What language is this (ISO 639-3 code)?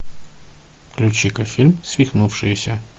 rus